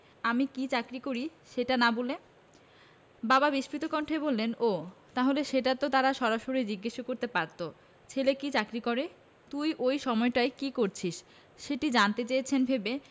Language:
Bangla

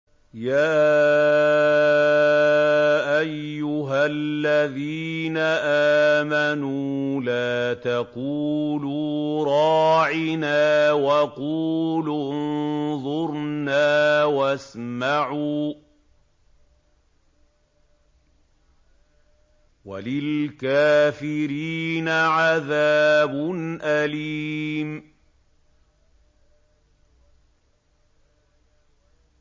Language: Arabic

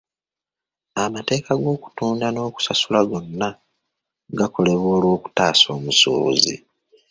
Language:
Ganda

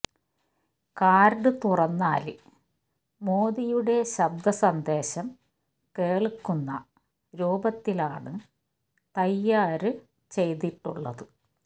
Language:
Malayalam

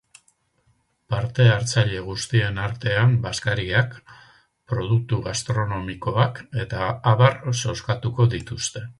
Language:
Basque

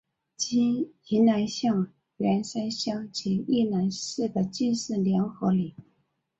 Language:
Chinese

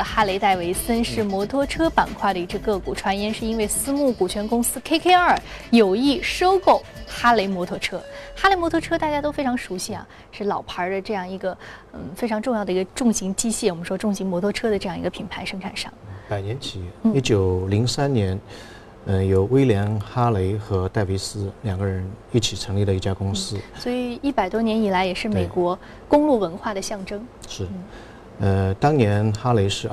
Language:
Chinese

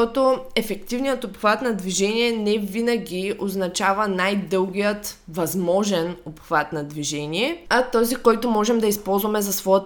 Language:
Bulgarian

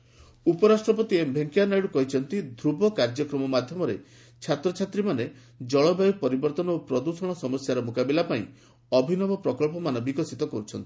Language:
Odia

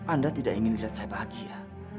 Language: Indonesian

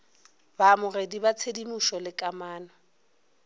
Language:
Northern Sotho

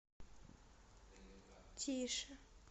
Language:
Russian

